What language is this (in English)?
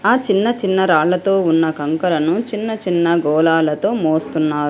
Telugu